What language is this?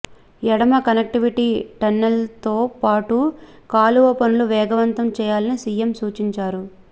Telugu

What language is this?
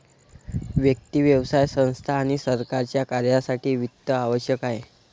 Marathi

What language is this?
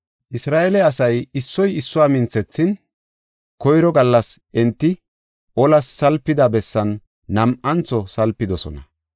Gofa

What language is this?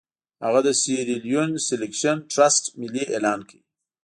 Pashto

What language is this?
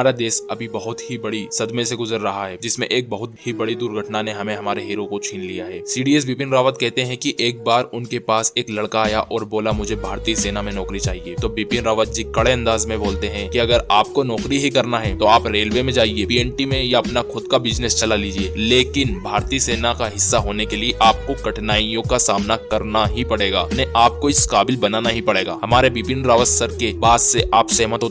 Hindi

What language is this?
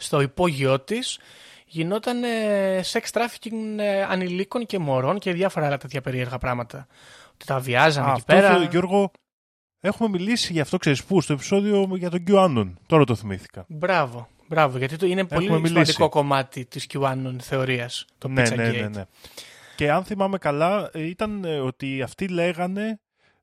Greek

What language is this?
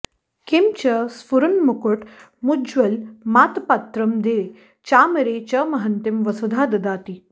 Sanskrit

